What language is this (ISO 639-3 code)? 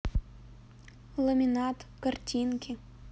rus